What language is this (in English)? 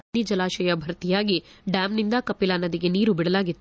Kannada